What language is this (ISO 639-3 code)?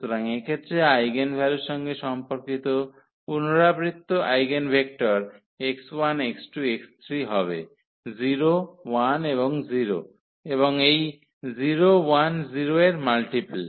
ben